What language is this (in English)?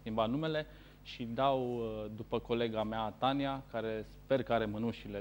Romanian